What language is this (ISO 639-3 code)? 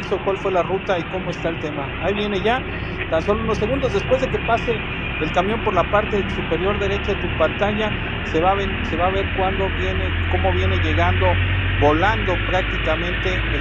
spa